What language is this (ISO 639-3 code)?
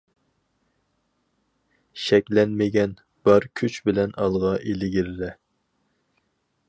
uig